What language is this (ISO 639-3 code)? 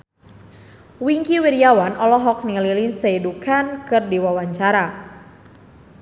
sun